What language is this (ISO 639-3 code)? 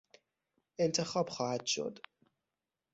fas